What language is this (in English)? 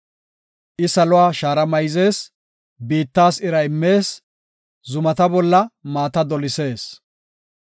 Gofa